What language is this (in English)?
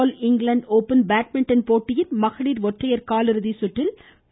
Tamil